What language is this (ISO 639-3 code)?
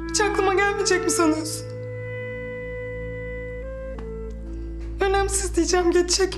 tur